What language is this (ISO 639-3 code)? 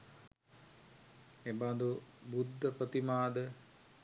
sin